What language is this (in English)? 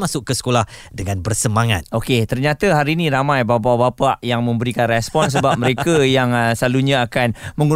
Malay